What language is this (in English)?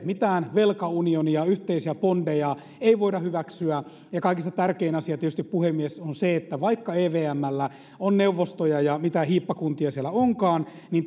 Finnish